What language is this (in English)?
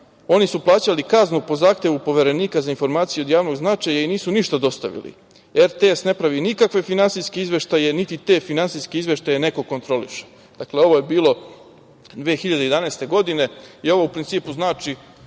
Serbian